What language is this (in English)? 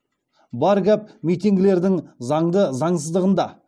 Kazakh